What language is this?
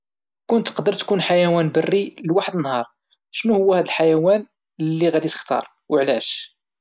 Moroccan Arabic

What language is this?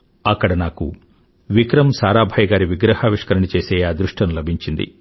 Telugu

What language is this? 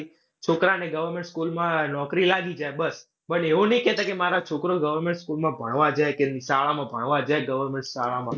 Gujarati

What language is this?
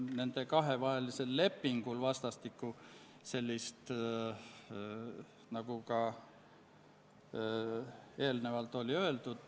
Estonian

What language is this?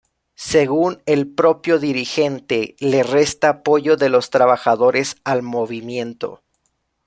Spanish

